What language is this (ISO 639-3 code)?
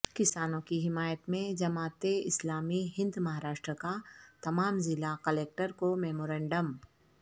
urd